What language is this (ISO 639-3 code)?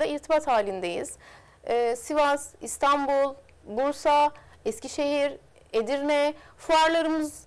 tur